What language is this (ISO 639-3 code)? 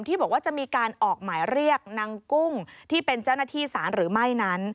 tha